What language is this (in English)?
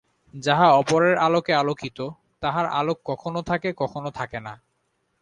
Bangla